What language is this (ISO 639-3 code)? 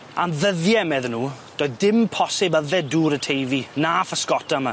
cym